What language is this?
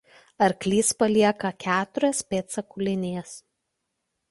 Lithuanian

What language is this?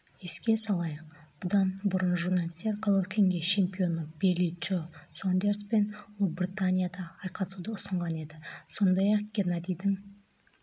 Kazakh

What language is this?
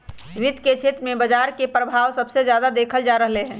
Magahi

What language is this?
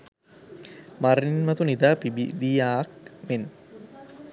Sinhala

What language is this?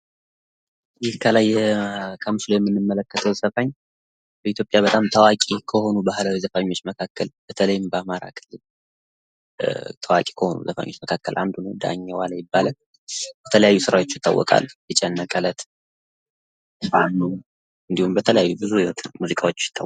Amharic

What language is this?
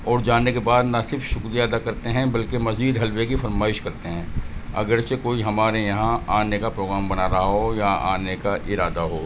Urdu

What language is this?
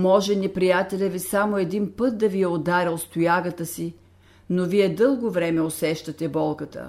Bulgarian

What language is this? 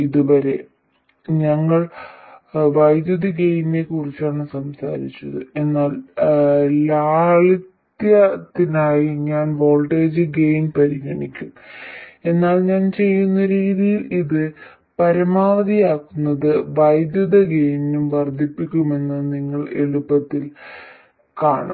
Malayalam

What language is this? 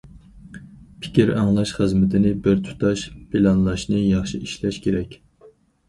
Uyghur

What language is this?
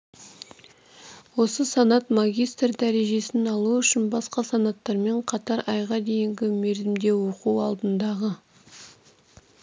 Kazakh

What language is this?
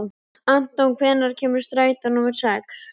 Icelandic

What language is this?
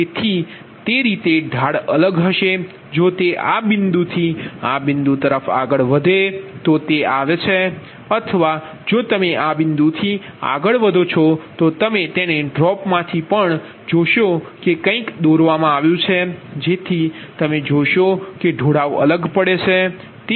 Gujarati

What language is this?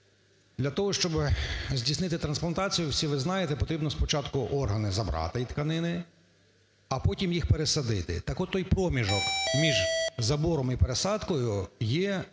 Ukrainian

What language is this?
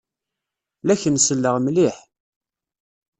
Kabyle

